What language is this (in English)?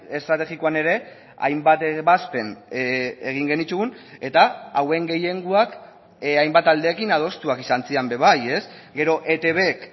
Basque